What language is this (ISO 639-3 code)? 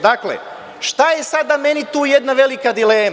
srp